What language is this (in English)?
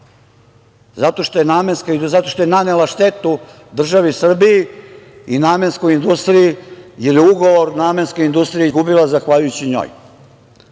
Serbian